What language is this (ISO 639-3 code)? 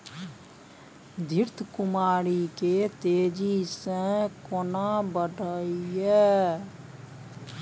mai